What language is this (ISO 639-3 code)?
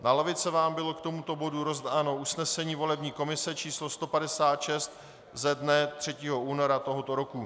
ces